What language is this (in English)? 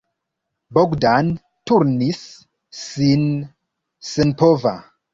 Esperanto